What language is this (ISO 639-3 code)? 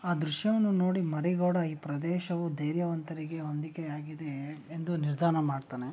kan